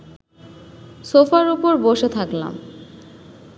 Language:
Bangla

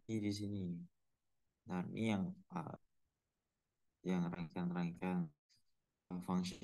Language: Indonesian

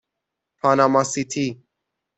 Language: Persian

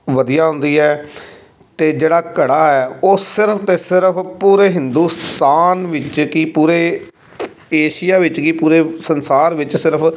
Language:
Punjabi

